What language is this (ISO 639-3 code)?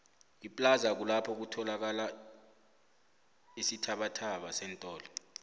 nbl